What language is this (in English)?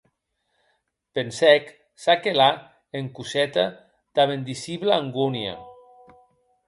Occitan